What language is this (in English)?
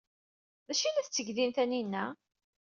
Kabyle